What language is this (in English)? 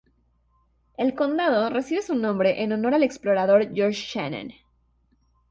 Spanish